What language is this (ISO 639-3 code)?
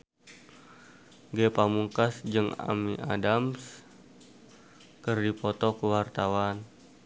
sun